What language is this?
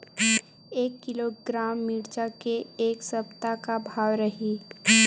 Chhattisgarhi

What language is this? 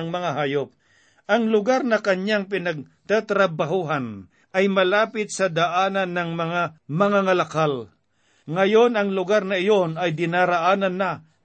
Filipino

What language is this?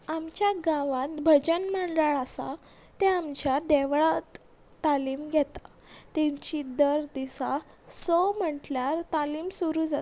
Konkani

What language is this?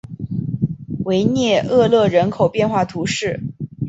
Chinese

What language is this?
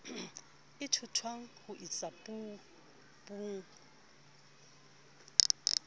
Southern Sotho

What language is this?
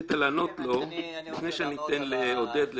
Hebrew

